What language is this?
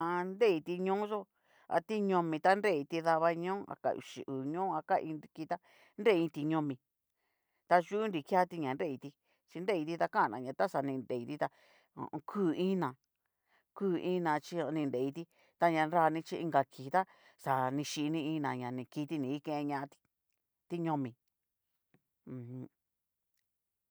Cacaloxtepec Mixtec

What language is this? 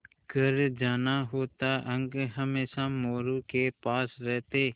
Hindi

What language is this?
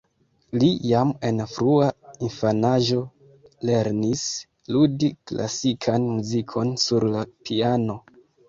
Esperanto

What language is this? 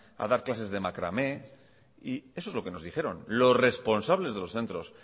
Spanish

